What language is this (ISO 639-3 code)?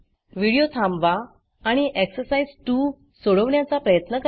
mar